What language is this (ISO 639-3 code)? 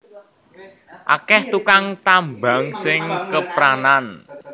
jav